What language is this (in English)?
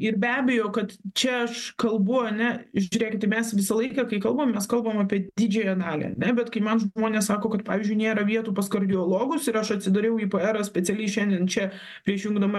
Lithuanian